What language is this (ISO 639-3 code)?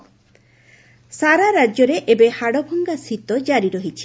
ori